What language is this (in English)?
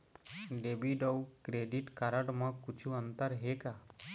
Chhattisgarhi